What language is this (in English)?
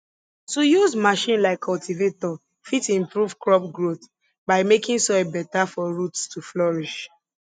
Nigerian Pidgin